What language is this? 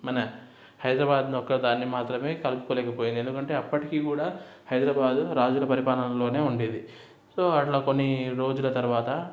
Telugu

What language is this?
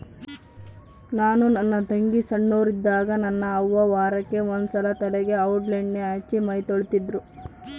Kannada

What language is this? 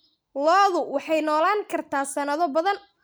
Somali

